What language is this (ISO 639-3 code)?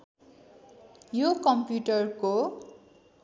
nep